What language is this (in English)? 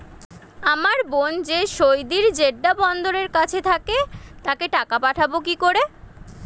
Bangla